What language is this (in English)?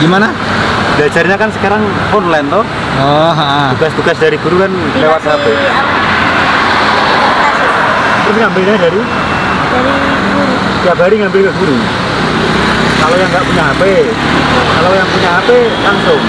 Indonesian